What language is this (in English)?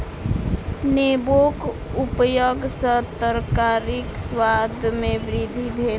Maithili